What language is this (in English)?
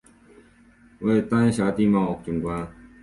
Chinese